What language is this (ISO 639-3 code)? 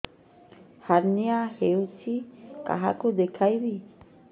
ori